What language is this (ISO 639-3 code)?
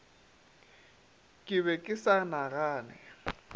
nso